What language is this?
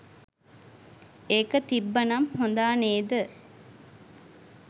Sinhala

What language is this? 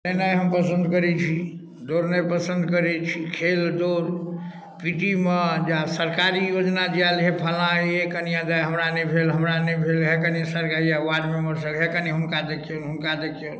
Maithili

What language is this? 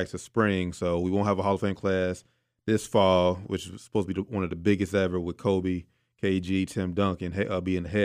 English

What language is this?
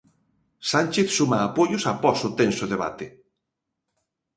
Galician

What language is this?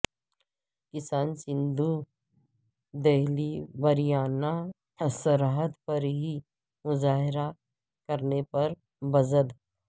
Urdu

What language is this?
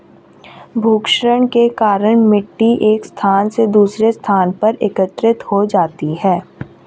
Hindi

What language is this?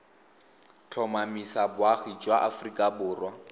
Tswana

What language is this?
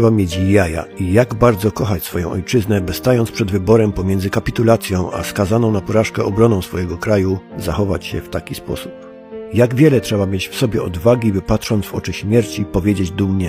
Polish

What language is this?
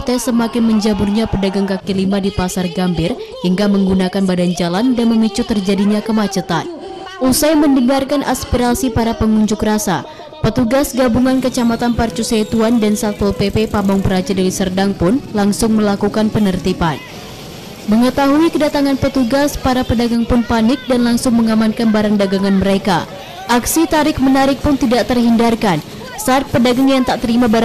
Indonesian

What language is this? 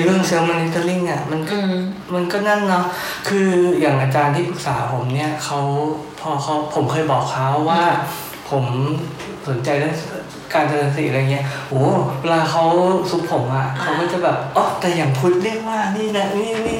Thai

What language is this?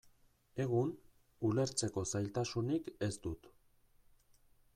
Basque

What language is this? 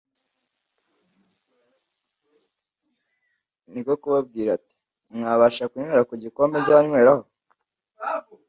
Kinyarwanda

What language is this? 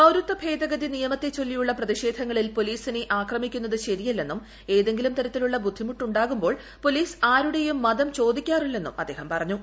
Malayalam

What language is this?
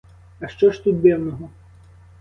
Ukrainian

